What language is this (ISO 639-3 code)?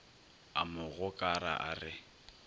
nso